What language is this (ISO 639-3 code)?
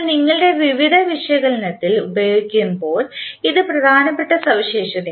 mal